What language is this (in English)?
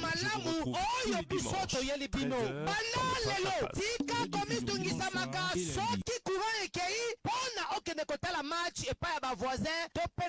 French